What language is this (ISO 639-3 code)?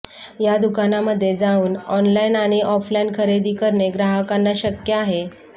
mar